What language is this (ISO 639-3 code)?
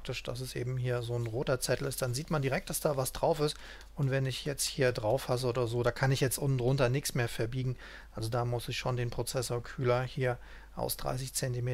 deu